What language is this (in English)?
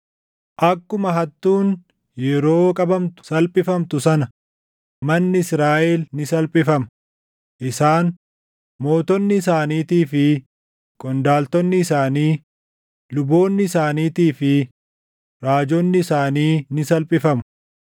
Oromo